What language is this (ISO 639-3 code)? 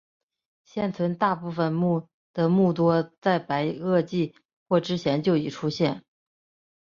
zho